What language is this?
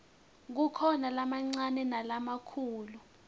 Swati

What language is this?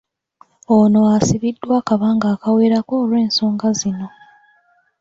Ganda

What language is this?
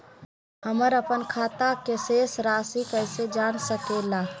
Magahi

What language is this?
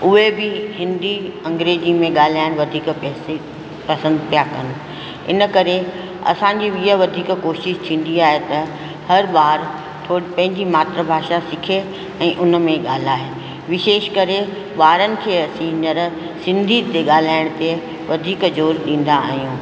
Sindhi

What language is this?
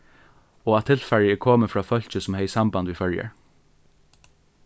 Faroese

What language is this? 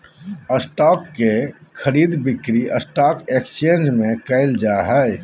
Magahi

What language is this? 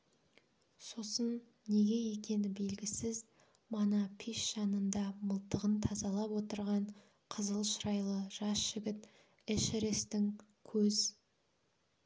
Kazakh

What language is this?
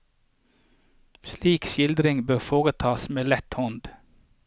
Norwegian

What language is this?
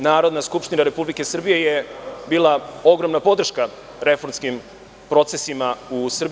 Serbian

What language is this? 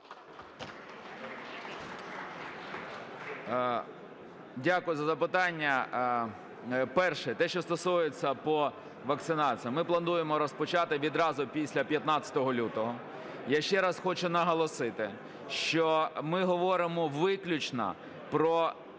Ukrainian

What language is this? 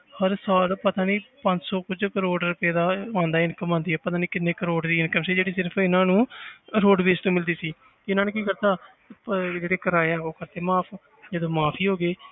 Punjabi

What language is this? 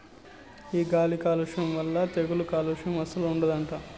Telugu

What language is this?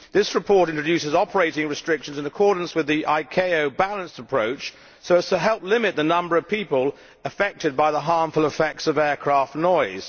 English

